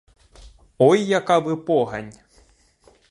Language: Ukrainian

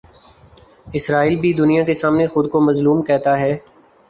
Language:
Urdu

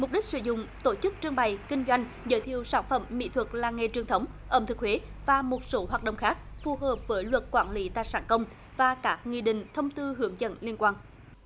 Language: Vietnamese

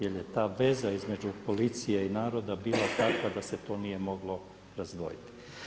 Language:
Croatian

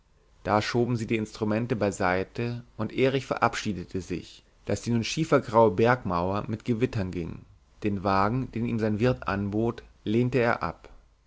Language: German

